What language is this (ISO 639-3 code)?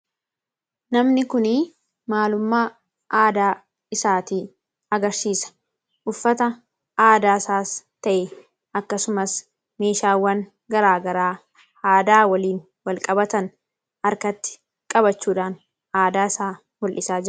orm